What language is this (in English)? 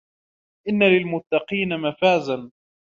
Arabic